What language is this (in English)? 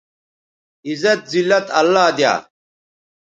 Bateri